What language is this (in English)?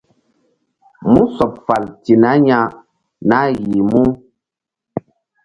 Mbum